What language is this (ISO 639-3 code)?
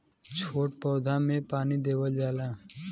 bho